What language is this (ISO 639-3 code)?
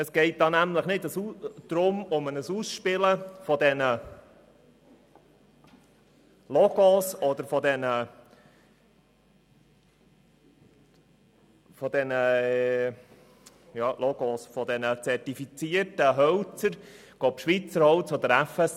gsw